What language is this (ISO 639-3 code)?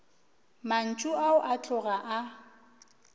nso